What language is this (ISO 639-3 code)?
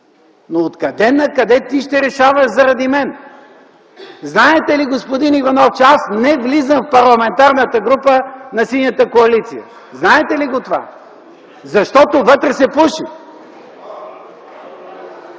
bul